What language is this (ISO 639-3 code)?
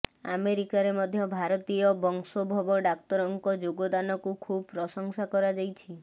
ori